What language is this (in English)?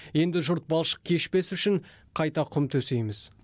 Kazakh